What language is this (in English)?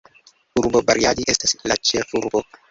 Esperanto